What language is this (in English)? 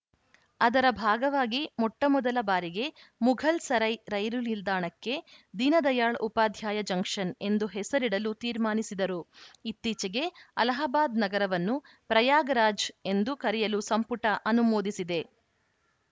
Kannada